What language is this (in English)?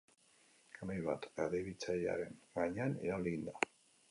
Basque